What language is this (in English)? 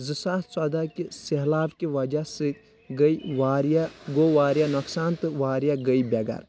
Kashmiri